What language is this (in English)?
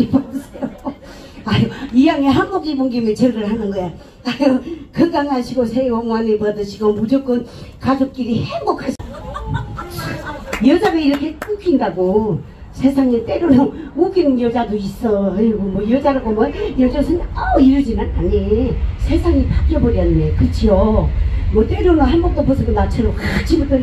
Korean